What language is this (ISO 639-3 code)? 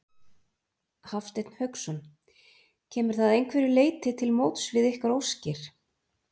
isl